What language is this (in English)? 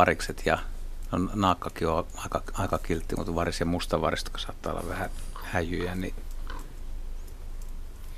Finnish